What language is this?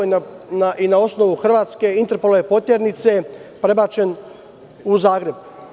Serbian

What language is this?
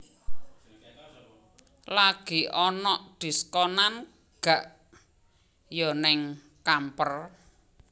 Javanese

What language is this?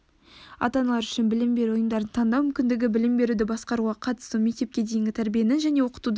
Kazakh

